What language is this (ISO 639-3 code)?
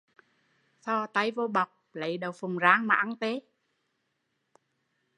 vie